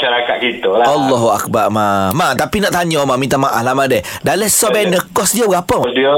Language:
Malay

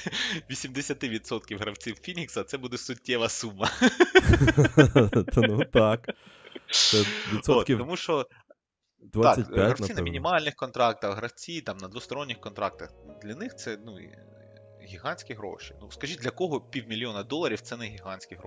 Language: Ukrainian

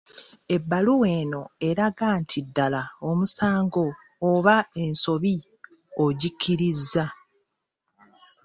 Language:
Ganda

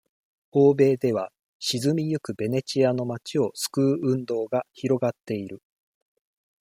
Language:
Japanese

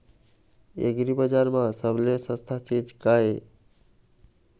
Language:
Chhattisgarhi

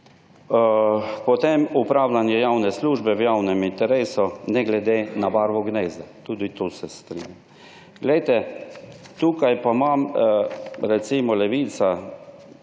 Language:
Slovenian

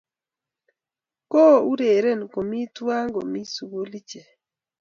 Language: Kalenjin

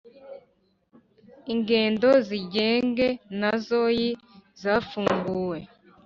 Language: Kinyarwanda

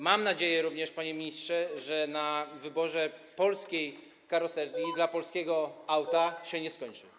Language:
Polish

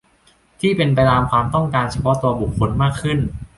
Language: Thai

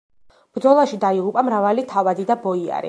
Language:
Georgian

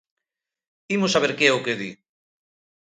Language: Galician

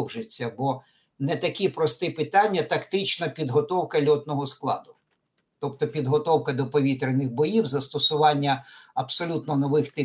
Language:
Ukrainian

